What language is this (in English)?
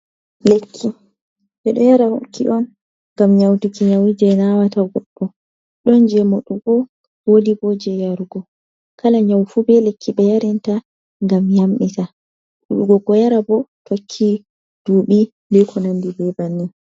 Fula